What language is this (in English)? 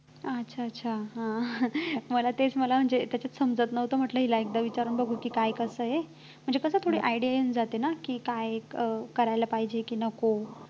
Marathi